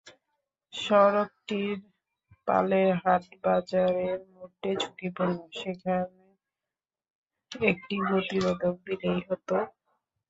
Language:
Bangla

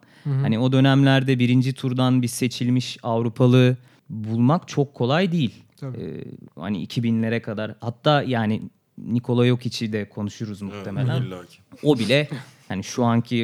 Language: Turkish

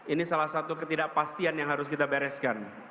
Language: Indonesian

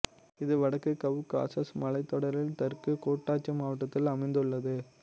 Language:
Tamil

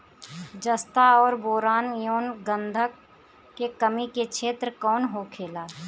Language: Bhojpuri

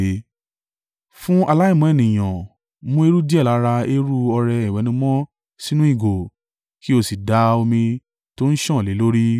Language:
Yoruba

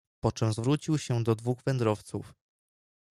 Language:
Polish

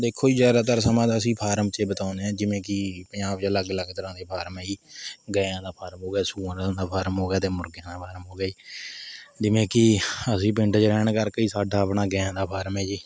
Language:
Punjabi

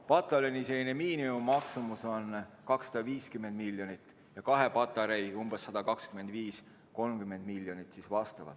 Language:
Estonian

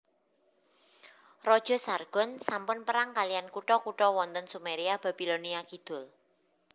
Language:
Javanese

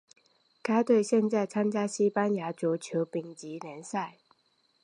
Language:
Chinese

